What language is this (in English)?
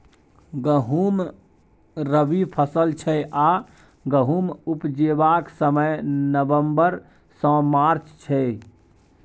Maithili